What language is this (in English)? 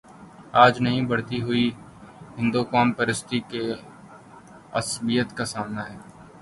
Urdu